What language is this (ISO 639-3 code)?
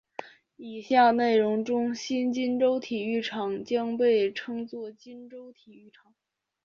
zho